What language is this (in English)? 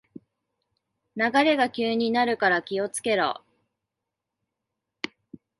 Japanese